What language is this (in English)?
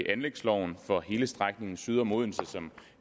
Danish